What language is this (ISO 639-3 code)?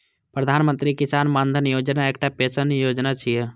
mai